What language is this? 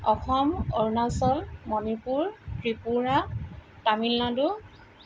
Assamese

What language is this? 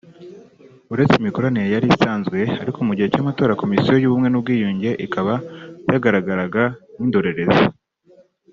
Kinyarwanda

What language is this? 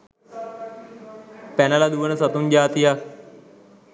Sinhala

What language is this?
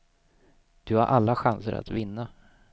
Swedish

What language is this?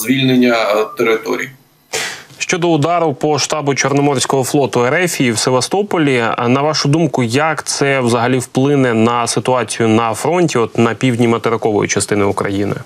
Ukrainian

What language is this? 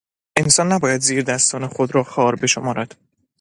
Persian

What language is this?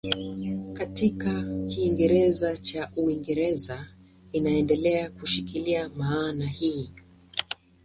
Swahili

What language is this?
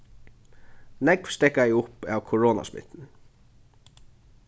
Faroese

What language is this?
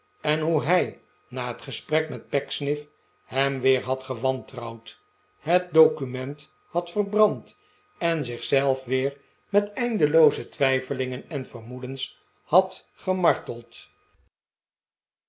Dutch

